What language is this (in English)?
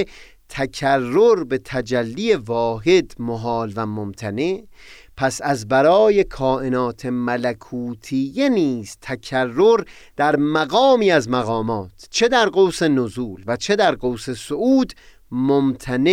Persian